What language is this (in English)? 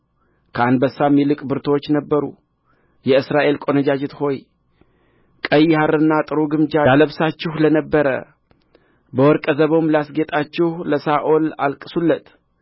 Amharic